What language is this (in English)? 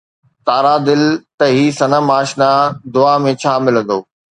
Sindhi